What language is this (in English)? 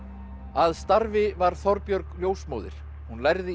Icelandic